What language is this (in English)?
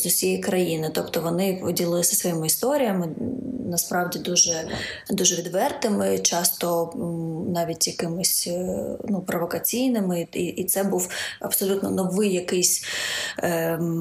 Ukrainian